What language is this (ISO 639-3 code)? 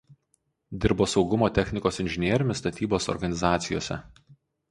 lit